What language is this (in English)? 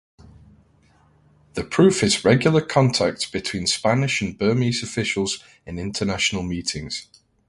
English